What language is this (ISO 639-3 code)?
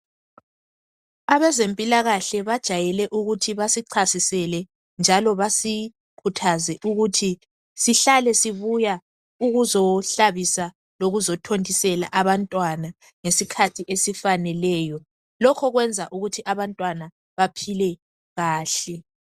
nde